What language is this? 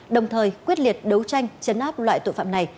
Vietnamese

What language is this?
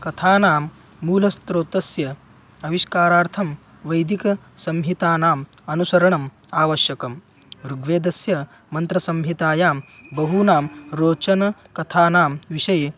Sanskrit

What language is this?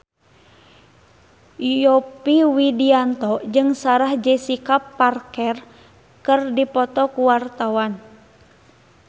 Sundanese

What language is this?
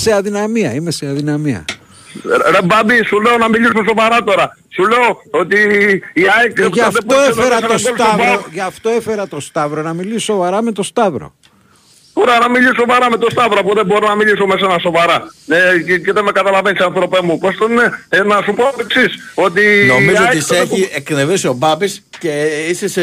Greek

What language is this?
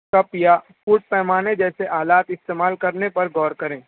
Urdu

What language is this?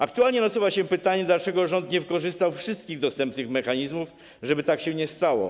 Polish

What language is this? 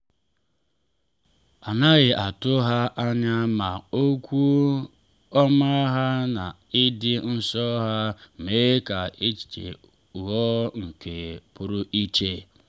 Igbo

